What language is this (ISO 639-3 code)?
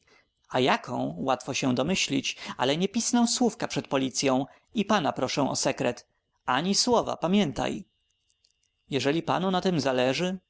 pol